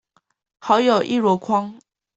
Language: Chinese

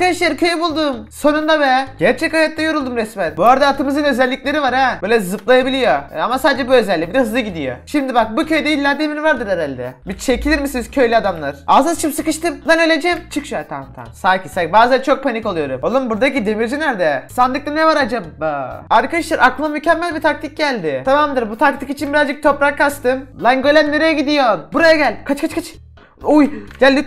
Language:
Turkish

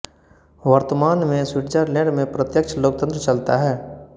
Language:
Hindi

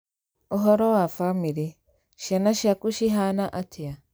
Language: Kikuyu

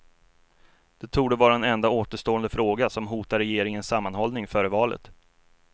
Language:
Swedish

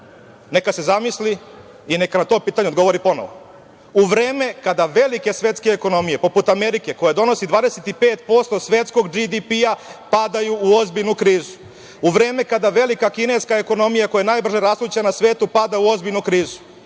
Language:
Serbian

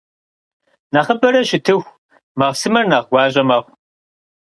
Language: Kabardian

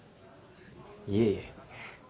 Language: Japanese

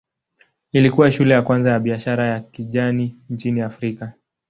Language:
Swahili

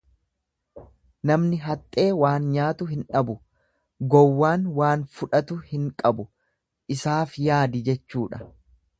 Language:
Oromo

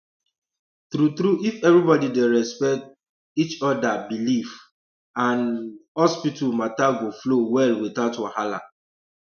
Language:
Nigerian Pidgin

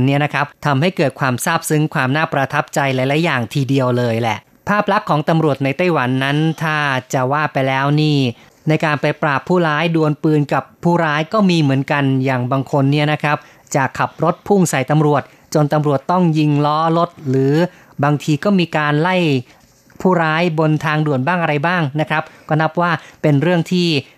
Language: Thai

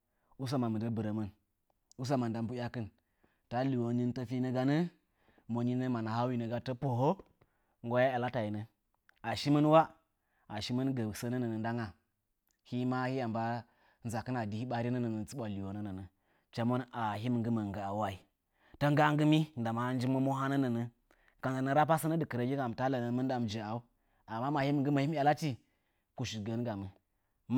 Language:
Nzanyi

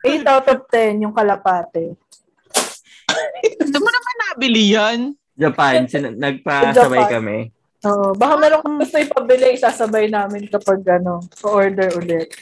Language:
Filipino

